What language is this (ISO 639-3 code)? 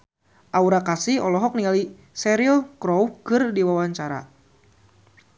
sun